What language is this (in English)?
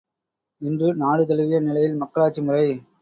Tamil